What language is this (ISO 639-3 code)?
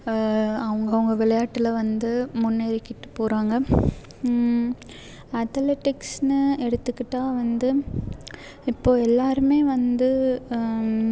tam